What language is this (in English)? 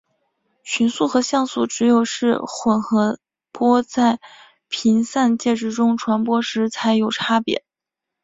Chinese